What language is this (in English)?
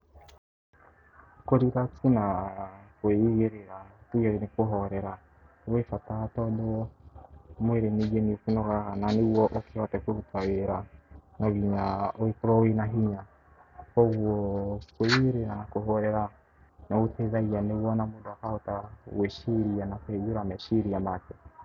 Kikuyu